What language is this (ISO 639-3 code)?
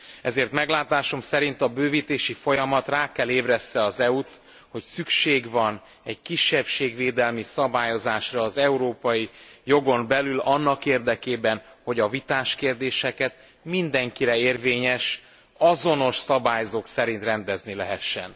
hun